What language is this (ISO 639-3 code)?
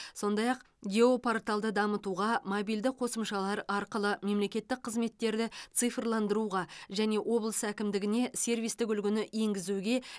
kaz